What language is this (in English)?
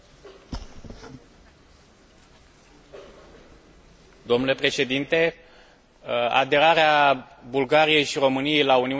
Romanian